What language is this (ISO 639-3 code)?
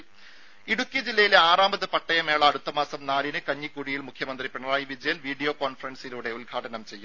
mal